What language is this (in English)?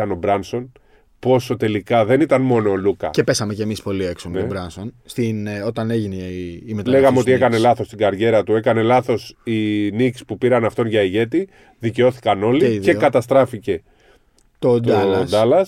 Greek